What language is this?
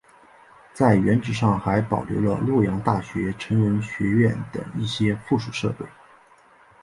Chinese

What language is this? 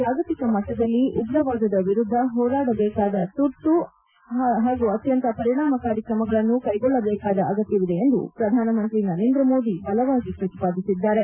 Kannada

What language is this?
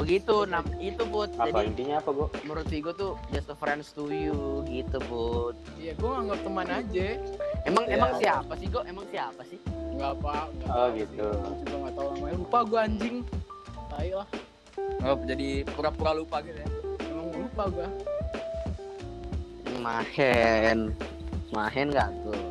Indonesian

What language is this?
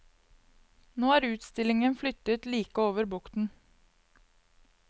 Norwegian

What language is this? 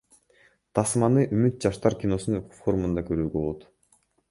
Kyrgyz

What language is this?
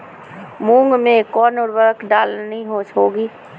Magahi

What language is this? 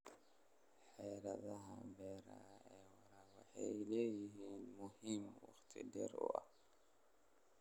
Somali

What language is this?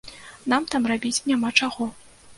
Belarusian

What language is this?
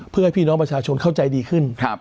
Thai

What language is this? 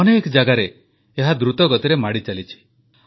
Odia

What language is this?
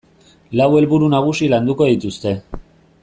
Basque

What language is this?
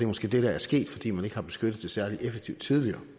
Danish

